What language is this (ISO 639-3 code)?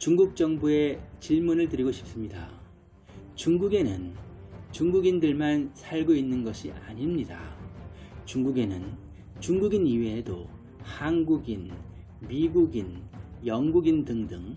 kor